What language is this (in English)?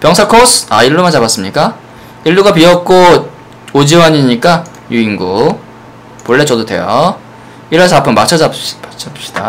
Korean